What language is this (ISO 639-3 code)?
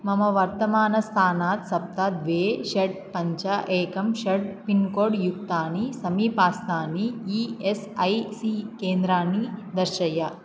san